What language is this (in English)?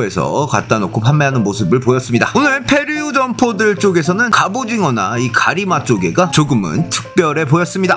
Korean